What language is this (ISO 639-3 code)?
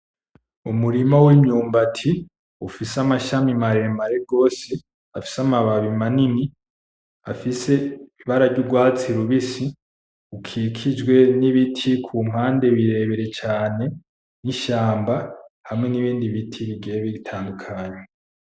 run